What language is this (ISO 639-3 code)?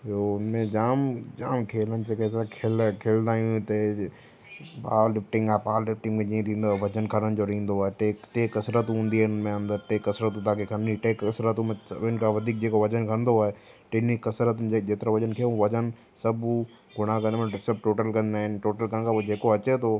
snd